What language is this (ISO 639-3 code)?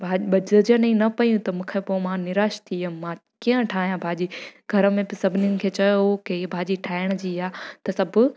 snd